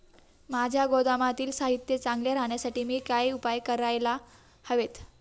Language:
Marathi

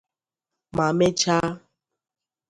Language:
Igbo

